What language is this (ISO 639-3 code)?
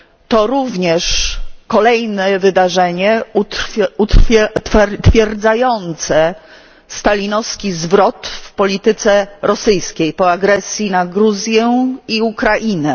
pol